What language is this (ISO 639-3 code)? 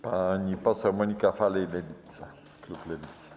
pol